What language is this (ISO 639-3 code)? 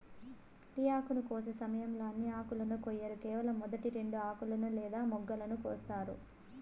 tel